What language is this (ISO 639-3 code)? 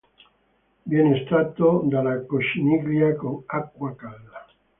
ita